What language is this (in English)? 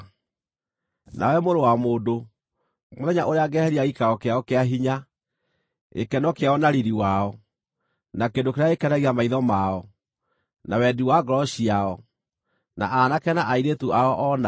Kikuyu